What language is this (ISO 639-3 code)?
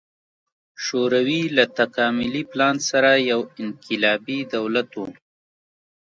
pus